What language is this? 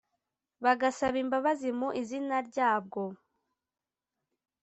Kinyarwanda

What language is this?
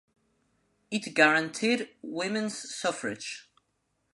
English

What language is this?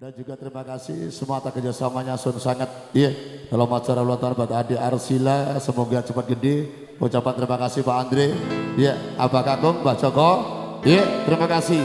Indonesian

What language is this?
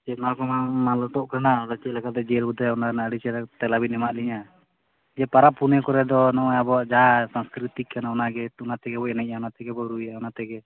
Santali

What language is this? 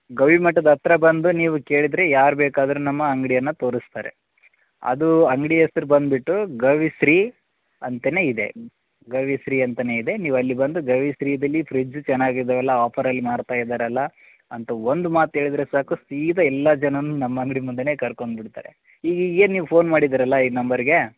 Kannada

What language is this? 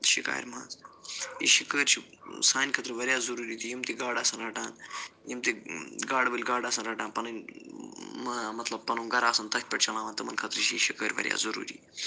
Kashmiri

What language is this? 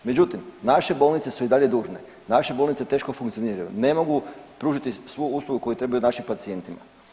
Croatian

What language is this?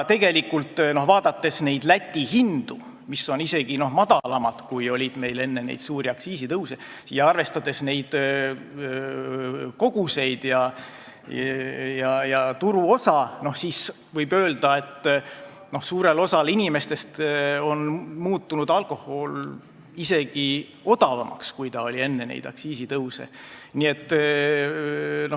Estonian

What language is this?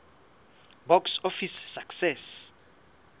Southern Sotho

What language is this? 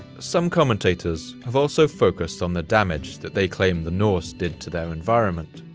English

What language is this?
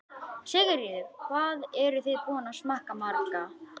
Icelandic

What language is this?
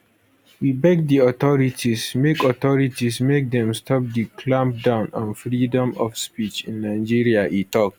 Nigerian Pidgin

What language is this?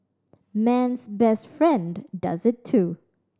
English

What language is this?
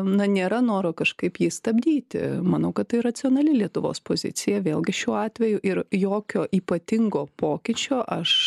Lithuanian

